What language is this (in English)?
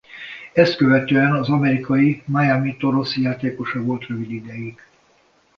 Hungarian